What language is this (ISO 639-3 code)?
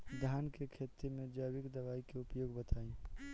bho